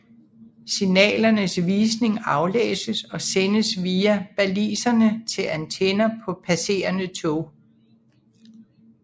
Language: Danish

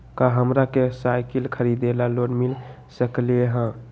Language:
Magahi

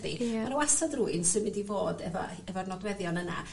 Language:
Welsh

